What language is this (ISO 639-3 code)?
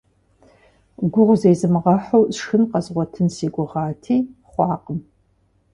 kbd